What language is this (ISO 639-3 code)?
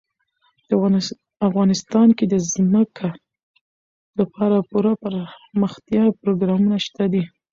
pus